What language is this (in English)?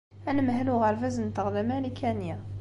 Kabyle